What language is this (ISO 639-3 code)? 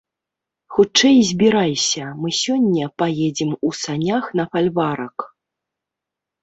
bel